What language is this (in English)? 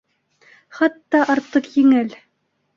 Bashkir